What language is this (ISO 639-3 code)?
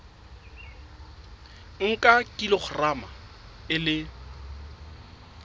sot